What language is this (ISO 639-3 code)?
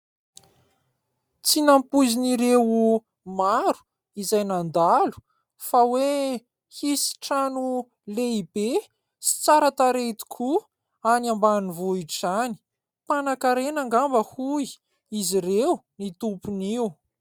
mlg